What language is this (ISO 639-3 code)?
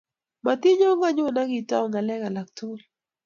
kln